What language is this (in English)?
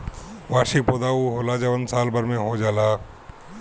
Bhojpuri